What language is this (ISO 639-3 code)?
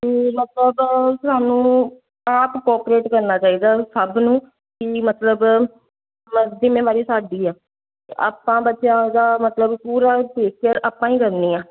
pan